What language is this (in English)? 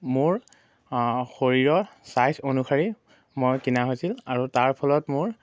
Assamese